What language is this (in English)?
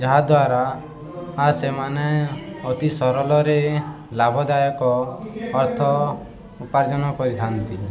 Odia